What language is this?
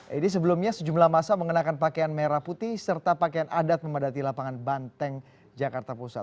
Indonesian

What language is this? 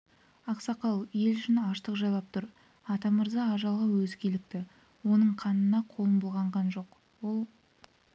Kazakh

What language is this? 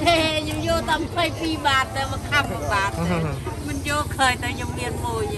Thai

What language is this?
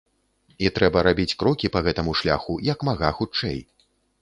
Belarusian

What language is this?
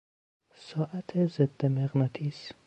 Persian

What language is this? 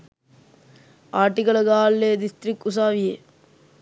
Sinhala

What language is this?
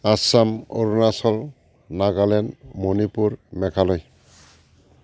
Bodo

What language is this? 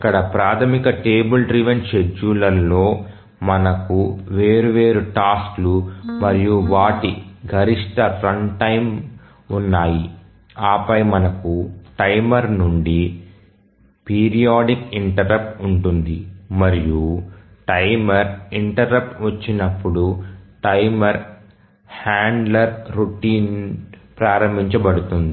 Telugu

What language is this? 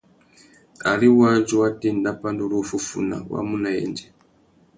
Tuki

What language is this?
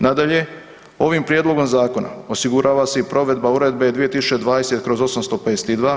Croatian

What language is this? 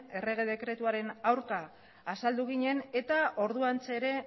Basque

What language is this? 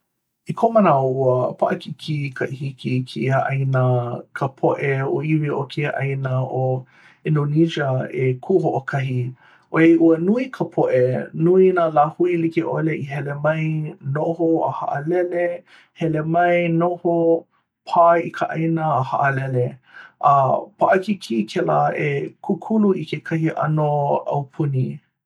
Hawaiian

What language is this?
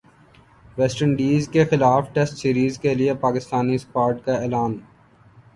Urdu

